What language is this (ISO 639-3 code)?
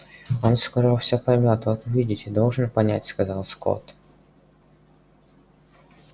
rus